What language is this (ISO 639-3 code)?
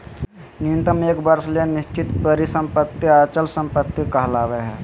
mag